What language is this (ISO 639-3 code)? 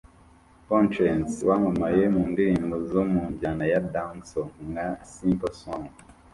kin